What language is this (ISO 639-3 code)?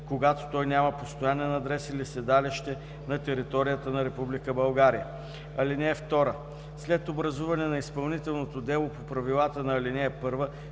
bul